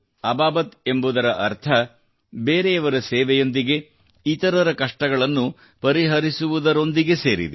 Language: Kannada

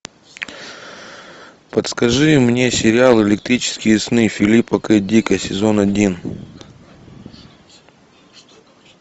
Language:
Russian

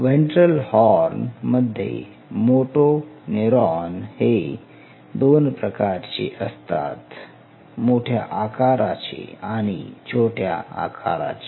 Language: Marathi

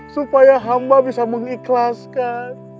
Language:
Indonesian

